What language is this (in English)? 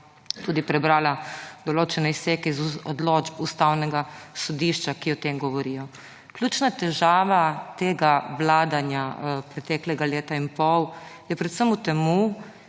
Slovenian